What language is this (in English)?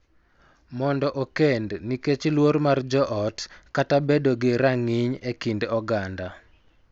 Luo (Kenya and Tanzania)